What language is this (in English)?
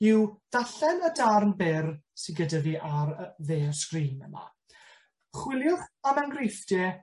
Welsh